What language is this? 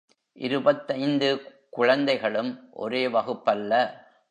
Tamil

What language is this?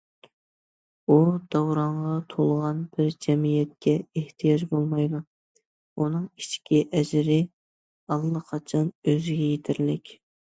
Uyghur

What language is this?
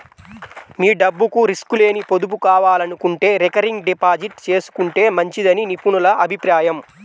Telugu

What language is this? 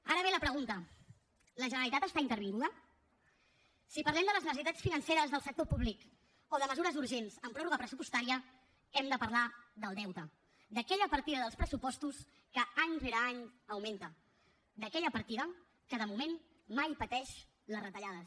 Catalan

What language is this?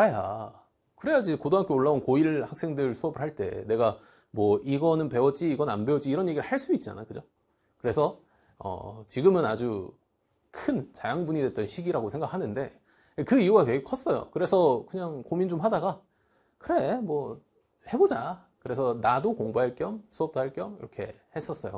Korean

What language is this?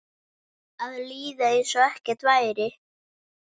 Icelandic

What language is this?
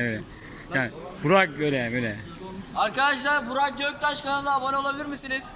Turkish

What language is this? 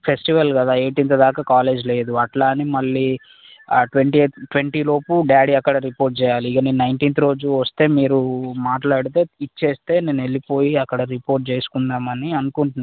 Telugu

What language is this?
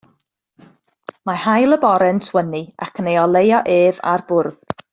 Welsh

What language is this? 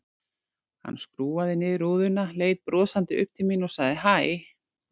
Icelandic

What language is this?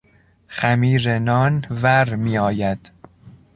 Persian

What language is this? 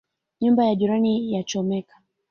Swahili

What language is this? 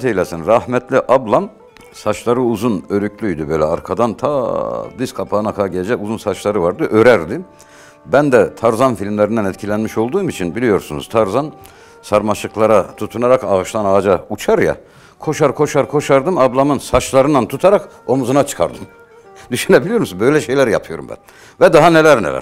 Turkish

